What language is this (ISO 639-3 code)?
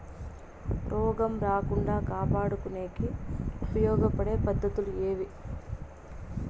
tel